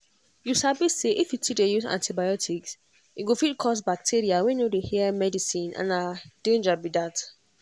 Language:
Nigerian Pidgin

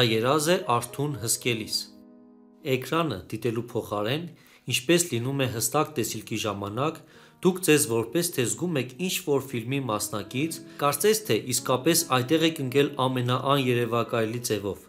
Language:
Turkish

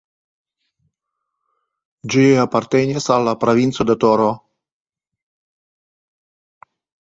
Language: Esperanto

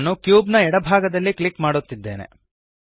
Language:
Kannada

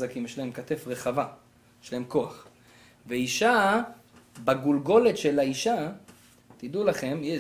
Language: Hebrew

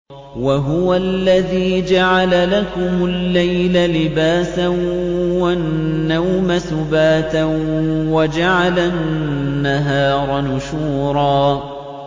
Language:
Arabic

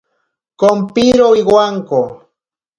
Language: Ashéninka Perené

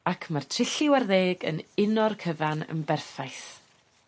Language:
Welsh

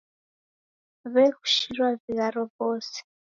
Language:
Taita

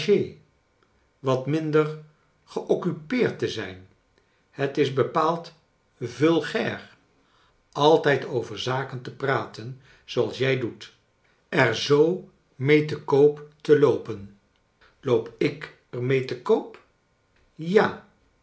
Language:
Dutch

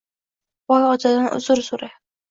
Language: Uzbek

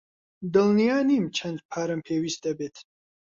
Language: Central Kurdish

